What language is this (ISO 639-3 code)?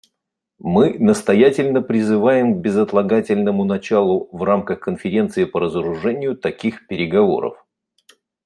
rus